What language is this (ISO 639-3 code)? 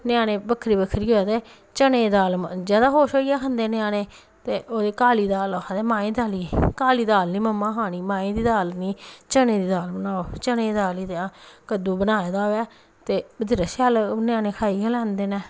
doi